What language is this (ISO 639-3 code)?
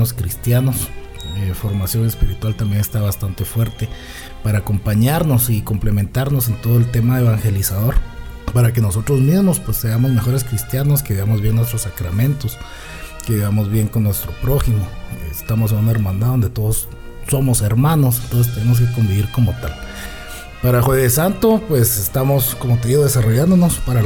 spa